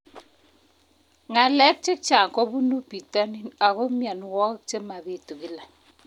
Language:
Kalenjin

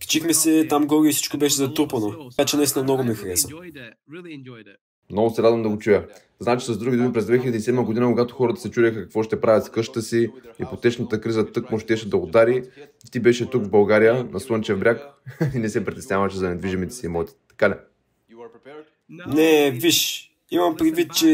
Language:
Bulgarian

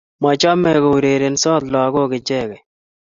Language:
Kalenjin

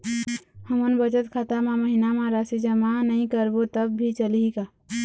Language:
Chhattisgarhi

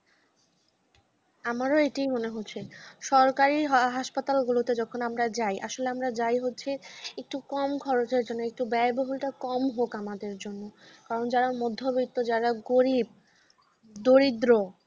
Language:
Bangla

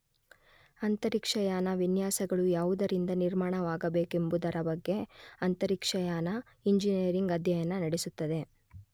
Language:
Kannada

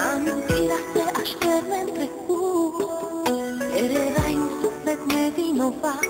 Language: Romanian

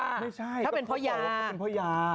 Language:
Thai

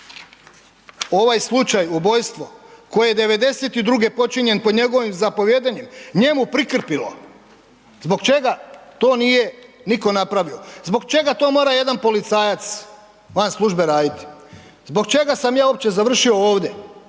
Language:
Croatian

